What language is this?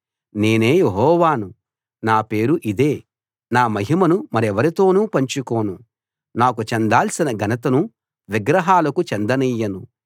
Telugu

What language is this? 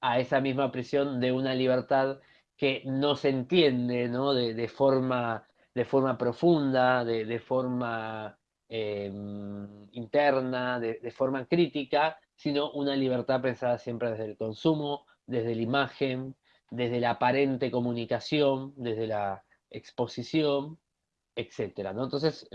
Spanish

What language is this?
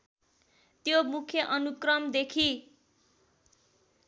Nepali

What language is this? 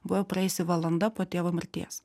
Lithuanian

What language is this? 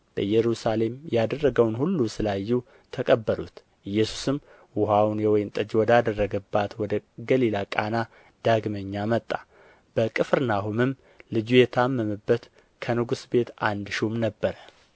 Amharic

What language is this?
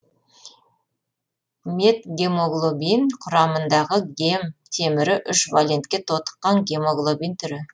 Kazakh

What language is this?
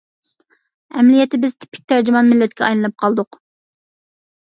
Uyghur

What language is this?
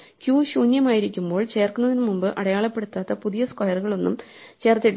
Malayalam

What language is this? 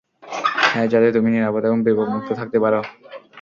Bangla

